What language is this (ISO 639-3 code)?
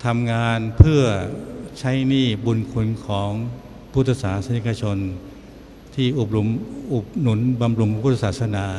tha